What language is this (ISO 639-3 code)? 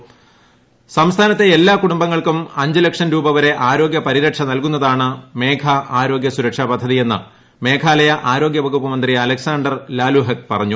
mal